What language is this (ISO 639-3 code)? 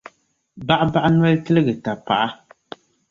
dag